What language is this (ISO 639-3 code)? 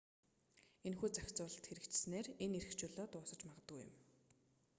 mon